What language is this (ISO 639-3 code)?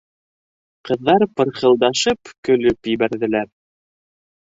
bak